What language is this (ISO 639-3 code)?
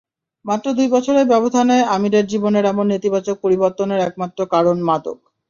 ben